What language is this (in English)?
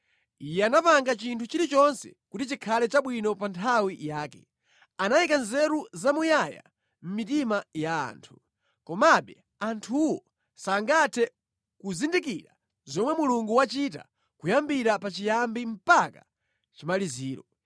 Nyanja